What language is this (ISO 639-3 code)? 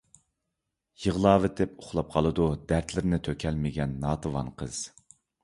uig